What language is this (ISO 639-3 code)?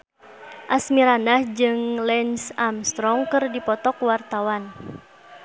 sun